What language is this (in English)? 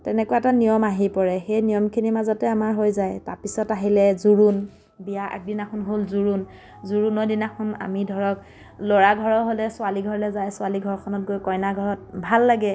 Assamese